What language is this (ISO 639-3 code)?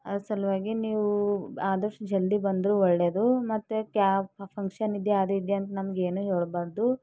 kan